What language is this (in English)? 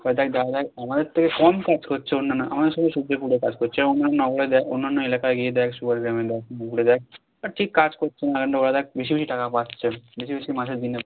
Bangla